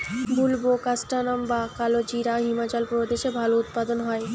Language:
Bangla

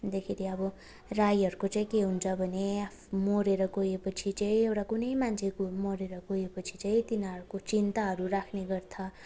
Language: Nepali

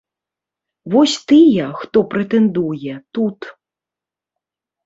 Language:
Belarusian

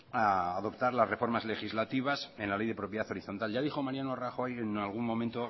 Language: Spanish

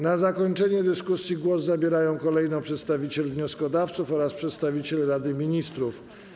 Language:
Polish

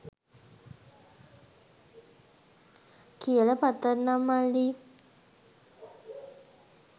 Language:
Sinhala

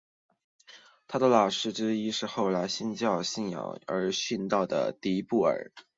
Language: Chinese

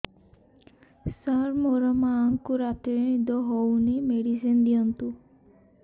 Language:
Odia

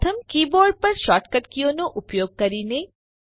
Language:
Gujarati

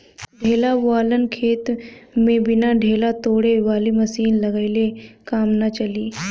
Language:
Bhojpuri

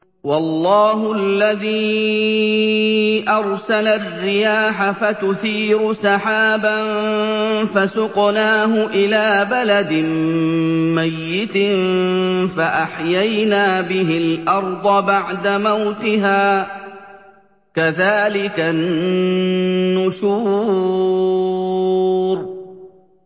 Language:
Arabic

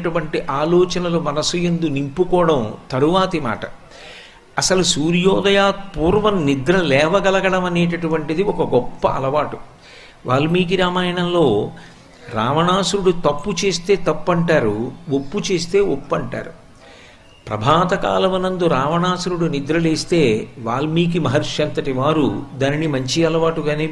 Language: Telugu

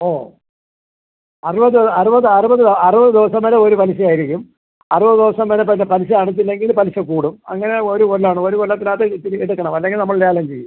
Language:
Malayalam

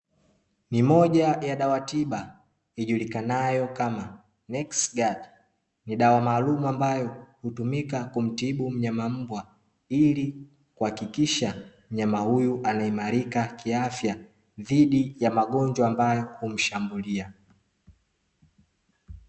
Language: Swahili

